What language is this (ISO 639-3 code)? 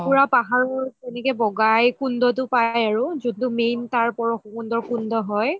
asm